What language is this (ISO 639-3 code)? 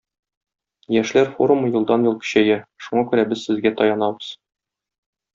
tat